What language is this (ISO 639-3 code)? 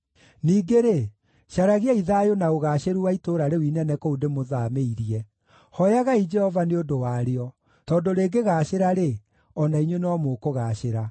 kik